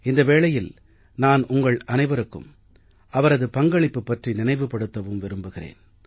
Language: Tamil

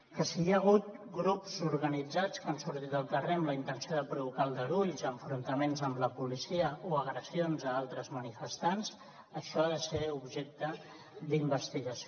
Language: Catalan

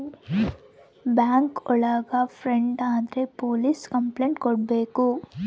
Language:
Kannada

